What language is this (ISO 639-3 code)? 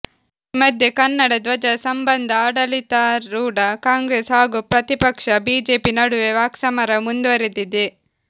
kan